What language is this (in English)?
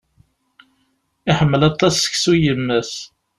Kabyle